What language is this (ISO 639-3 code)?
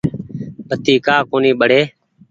gig